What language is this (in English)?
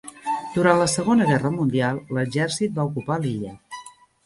Catalan